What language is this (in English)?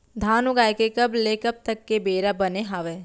Chhattisgarhi